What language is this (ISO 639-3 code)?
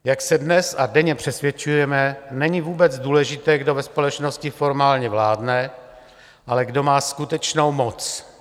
ces